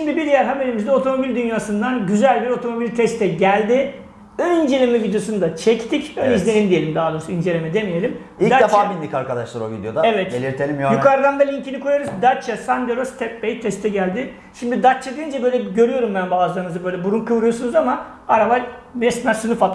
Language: Turkish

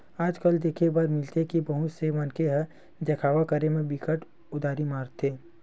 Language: Chhattisgarhi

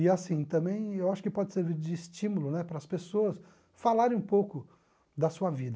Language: Portuguese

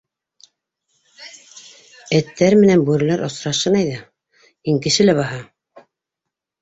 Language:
Bashkir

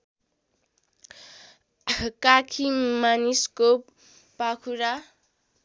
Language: Nepali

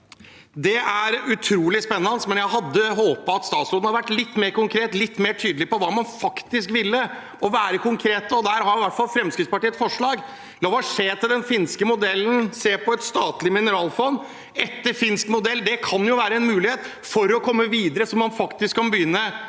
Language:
Norwegian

